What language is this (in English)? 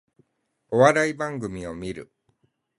Japanese